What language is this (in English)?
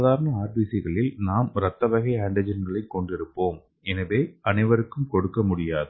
Tamil